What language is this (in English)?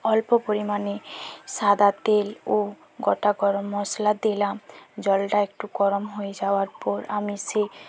Bangla